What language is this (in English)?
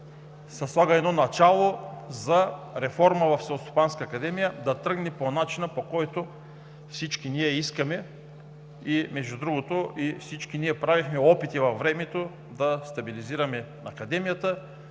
Bulgarian